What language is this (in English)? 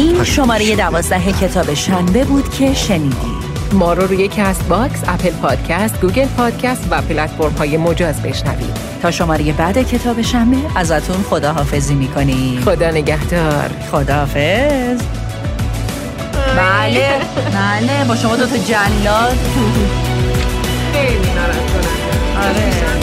Persian